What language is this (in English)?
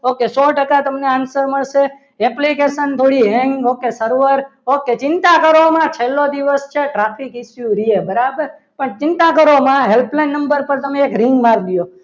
Gujarati